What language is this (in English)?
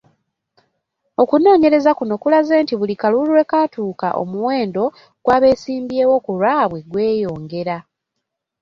Ganda